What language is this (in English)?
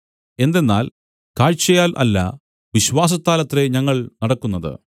Malayalam